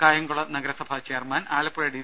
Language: Malayalam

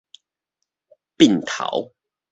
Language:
Min Nan Chinese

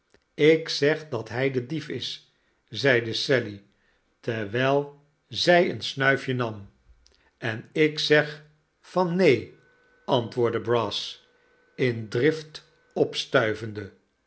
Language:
Dutch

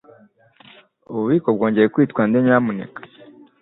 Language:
Kinyarwanda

